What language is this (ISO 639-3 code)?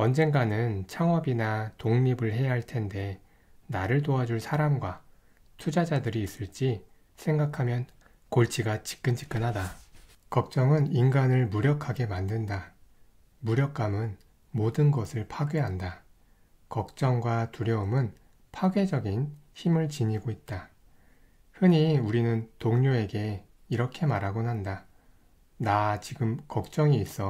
kor